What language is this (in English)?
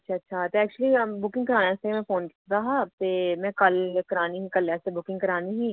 Dogri